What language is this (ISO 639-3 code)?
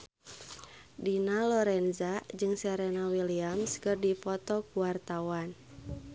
sun